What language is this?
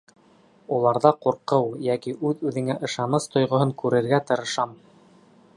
Bashkir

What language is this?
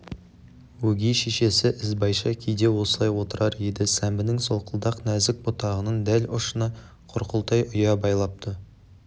Kazakh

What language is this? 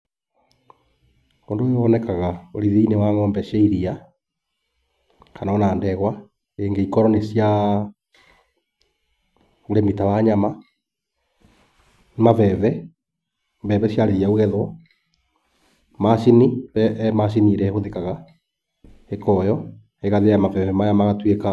Kikuyu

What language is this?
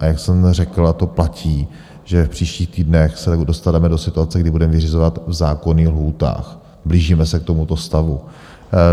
Czech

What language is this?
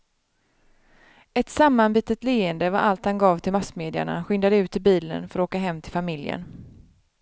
Swedish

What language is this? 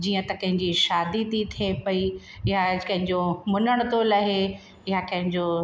Sindhi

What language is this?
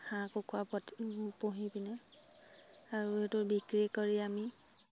Assamese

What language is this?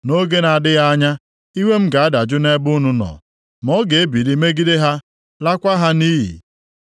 Igbo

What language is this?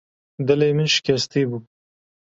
Kurdish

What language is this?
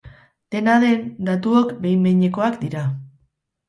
Basque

